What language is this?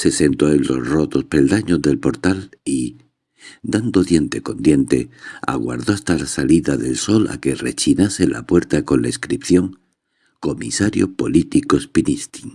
Spanish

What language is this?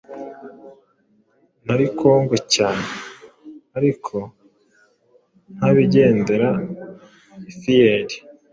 Kinyarwanda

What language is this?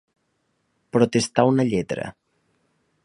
Catalan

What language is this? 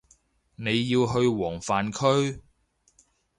Cantonese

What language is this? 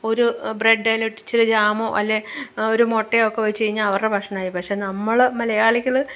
Malayalam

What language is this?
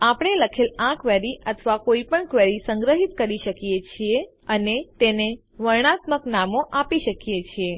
Gujarati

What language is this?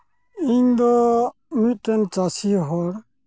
Santali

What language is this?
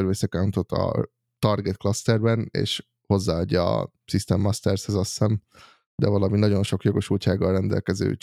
Hungarian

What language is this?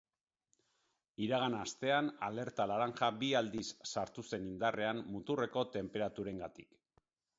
Basque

